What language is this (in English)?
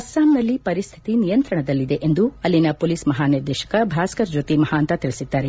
Kannada